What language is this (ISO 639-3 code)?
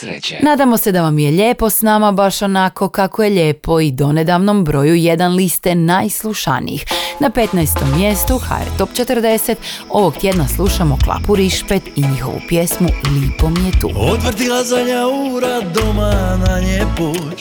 hrv